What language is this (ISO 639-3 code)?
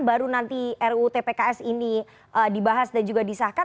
ind